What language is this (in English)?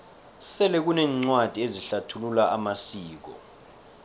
South Ndebele